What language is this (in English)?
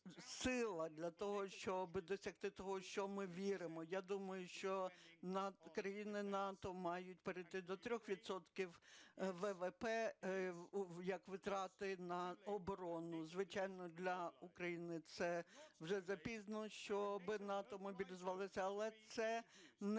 Ukrainian